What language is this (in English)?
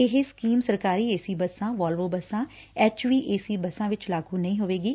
Punjabi